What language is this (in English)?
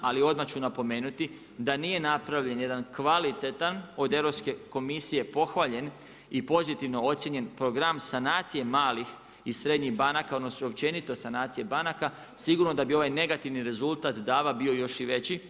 Croatian